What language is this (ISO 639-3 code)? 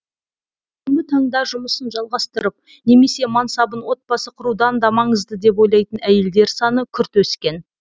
kaz